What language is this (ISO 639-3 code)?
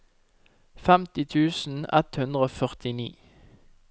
nor